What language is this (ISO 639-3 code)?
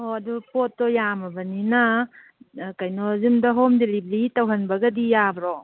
mni